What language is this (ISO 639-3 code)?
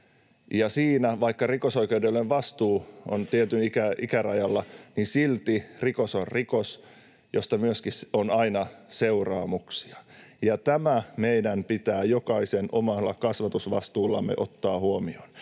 fin